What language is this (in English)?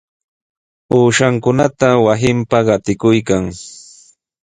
Sihuas Ancash Quechua